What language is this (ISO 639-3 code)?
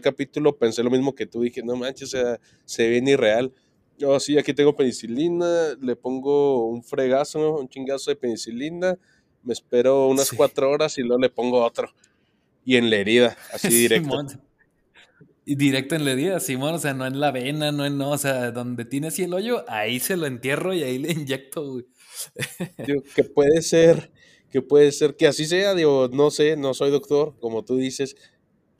spa